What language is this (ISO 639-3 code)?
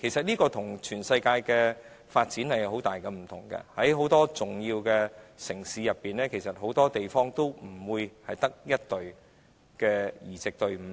yue